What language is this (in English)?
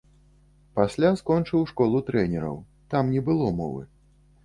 Belarusian